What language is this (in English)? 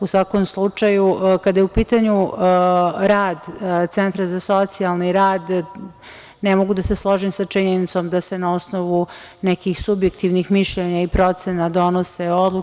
Serbian